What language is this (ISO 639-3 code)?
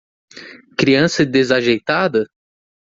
por